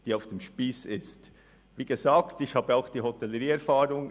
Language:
Swiss German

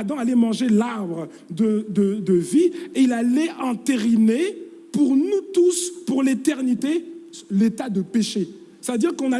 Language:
French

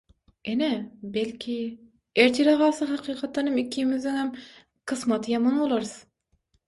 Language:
Turkmen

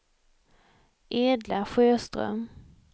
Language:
Swedish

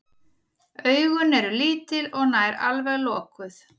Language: Icelandic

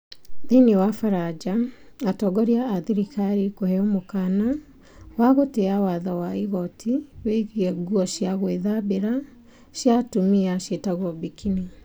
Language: Kikuyu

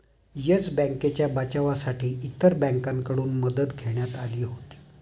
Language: Marathi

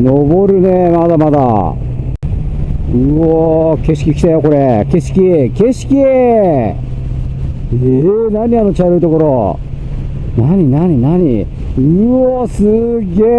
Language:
Japanese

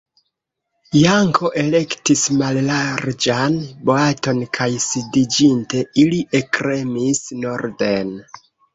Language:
Esperanto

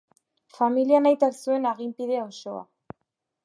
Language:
Basque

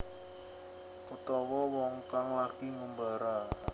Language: Javanese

